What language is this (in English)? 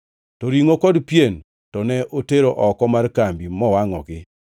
Luo (Kenya and Tanzania)